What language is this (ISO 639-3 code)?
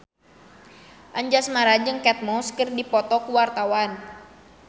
sun